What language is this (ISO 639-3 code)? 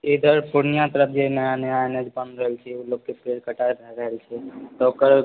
mai